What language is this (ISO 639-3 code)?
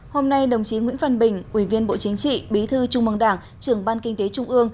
vie